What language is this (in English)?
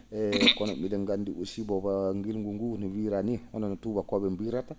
Fula